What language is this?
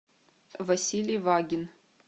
Russian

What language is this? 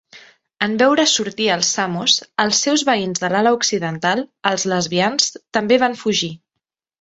Catalan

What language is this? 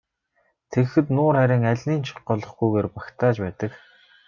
Mongolian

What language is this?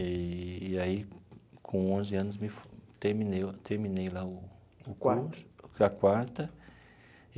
Portuguese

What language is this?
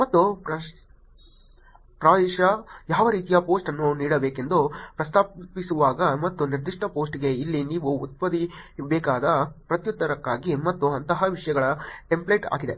Kannada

